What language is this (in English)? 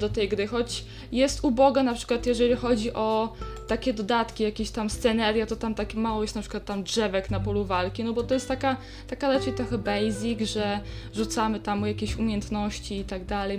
Polish